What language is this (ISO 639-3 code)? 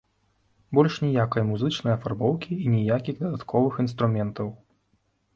bel